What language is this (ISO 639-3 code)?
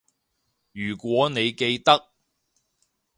yue